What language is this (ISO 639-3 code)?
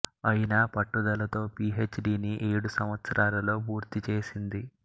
tel